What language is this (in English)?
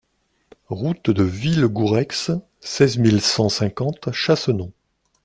French